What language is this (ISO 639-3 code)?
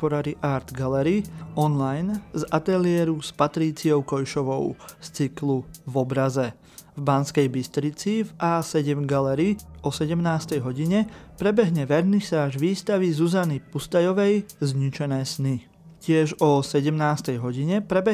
slk